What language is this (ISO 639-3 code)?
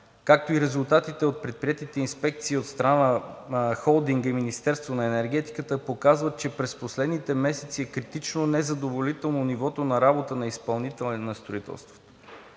bul